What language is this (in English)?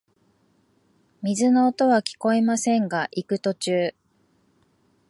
Japanese